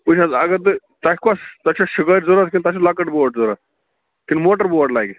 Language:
Kashmiri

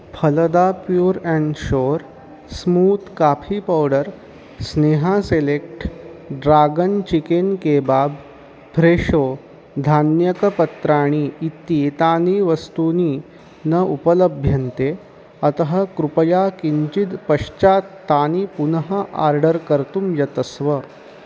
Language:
Sanskrit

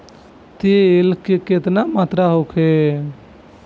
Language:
Bhojpuri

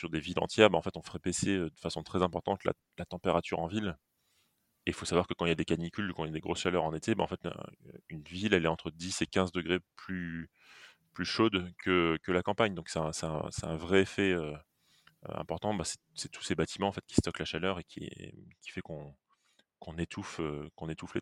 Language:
French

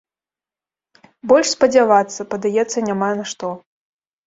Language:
Belarusian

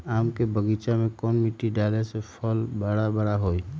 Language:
Magahi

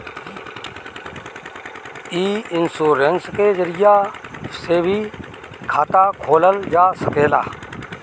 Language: Bhojpuri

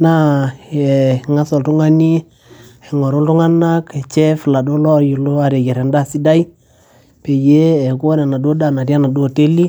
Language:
Masai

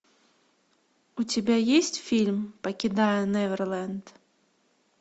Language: Russian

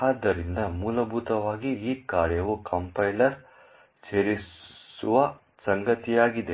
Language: Kannada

